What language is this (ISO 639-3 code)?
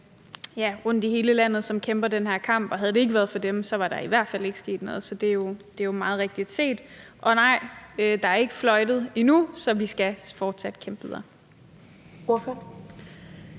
dan